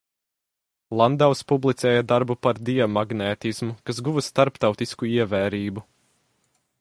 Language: Latvian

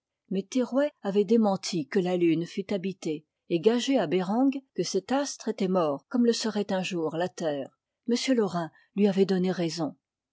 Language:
French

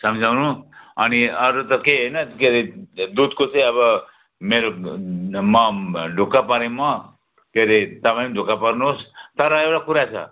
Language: Nepali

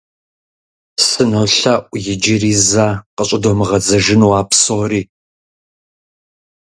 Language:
Kabardian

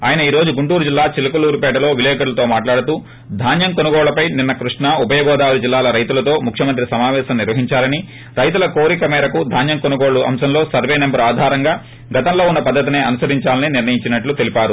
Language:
Telugu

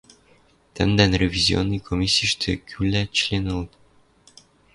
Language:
Western Mari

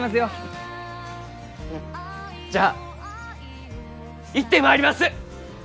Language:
Japanese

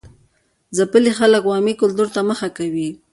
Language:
Pashto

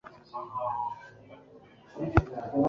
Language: Kinyarwanda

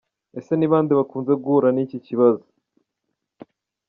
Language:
Kinyarwanda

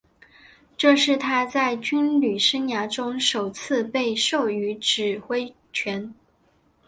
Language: Chinese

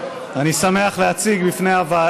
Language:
Hebrew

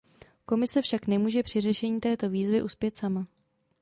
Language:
Czech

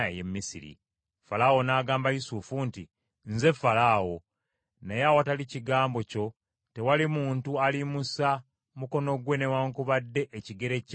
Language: Ganda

